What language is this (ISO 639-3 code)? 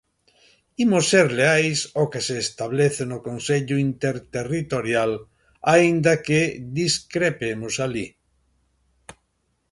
glg